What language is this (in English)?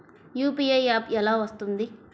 Telugu